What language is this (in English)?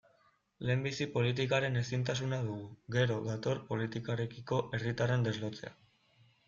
Basque